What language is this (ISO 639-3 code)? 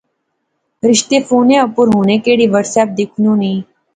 phr